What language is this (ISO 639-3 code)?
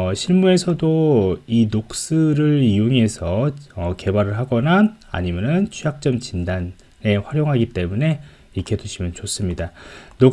kor